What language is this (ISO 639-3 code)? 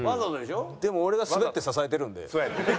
jpn